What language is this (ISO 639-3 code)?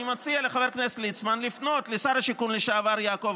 heb